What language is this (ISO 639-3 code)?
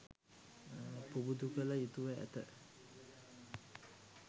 sin